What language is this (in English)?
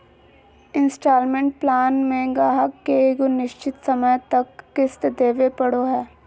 Magahi